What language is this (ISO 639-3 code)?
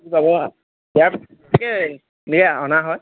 asm